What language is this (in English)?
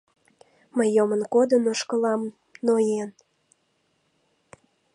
Mari